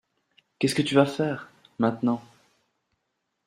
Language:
French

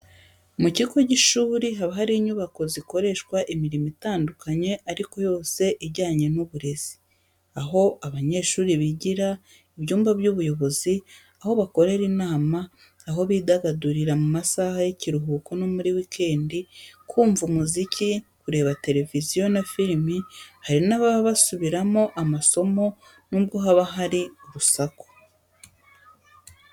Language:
Kinyarwanda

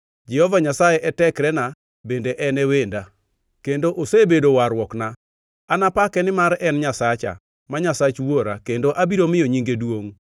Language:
Luo (Kenya and Tanzania)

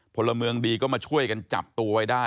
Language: Thai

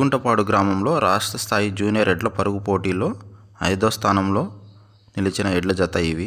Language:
Romanian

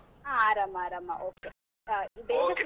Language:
Kannada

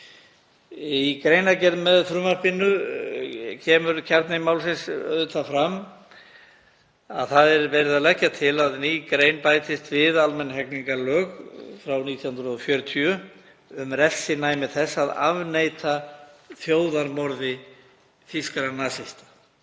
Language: Icelandic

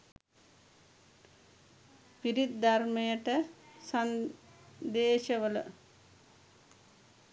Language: Sinhala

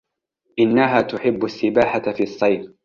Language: Arabic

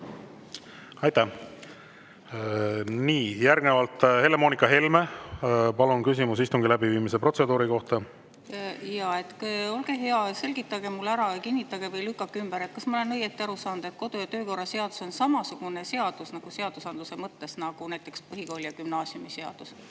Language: Estonian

